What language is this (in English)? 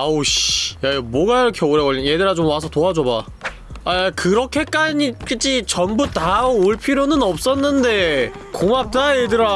Korean